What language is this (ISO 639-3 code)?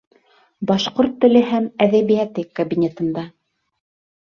bak